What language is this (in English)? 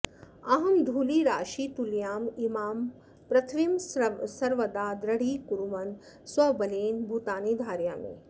Sanskrit